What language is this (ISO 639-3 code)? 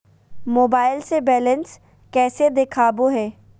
mag